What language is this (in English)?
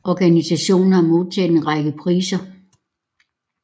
Danish